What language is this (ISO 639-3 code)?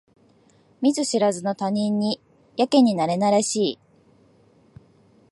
jpn